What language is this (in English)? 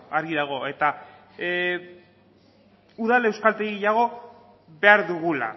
Basque